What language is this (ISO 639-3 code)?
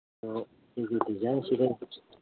mni